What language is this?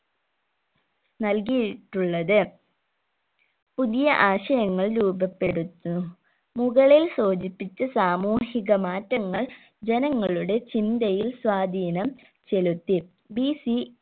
Malayalam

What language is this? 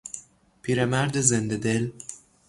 Persian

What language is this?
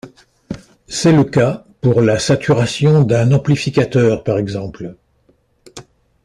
French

